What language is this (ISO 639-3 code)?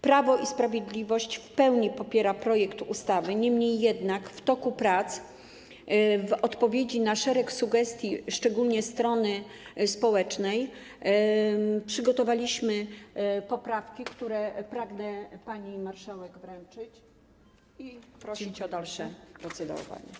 pol